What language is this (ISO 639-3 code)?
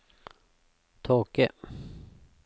nor